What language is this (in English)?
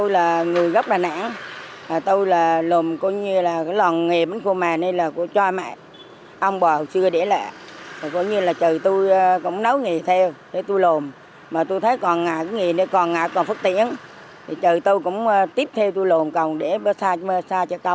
Vietnamese